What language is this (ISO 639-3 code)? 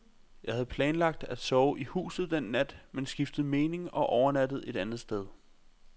dan